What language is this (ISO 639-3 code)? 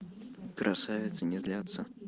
rus